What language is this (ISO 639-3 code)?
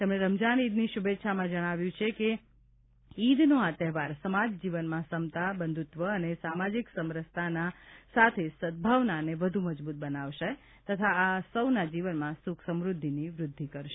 guj